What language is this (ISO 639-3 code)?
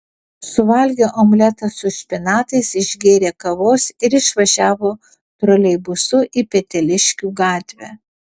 lit